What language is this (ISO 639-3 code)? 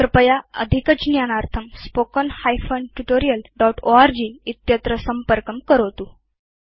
san